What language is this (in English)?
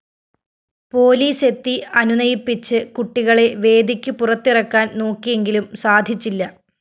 Malayalam